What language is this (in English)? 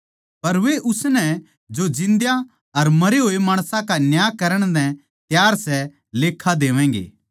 Haryanvi